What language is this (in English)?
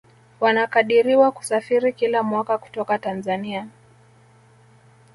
Swahili